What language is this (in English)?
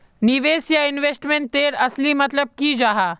Magahi